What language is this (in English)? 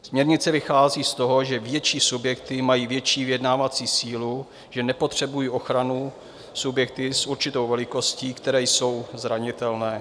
Czech